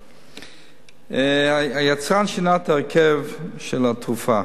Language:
Hebrew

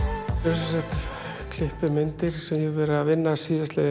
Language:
Icelandic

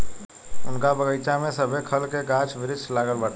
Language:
Bhojpuri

